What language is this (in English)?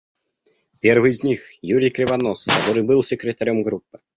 Russian